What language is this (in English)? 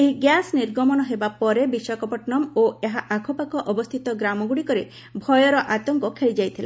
Odia